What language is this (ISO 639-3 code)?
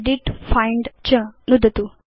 san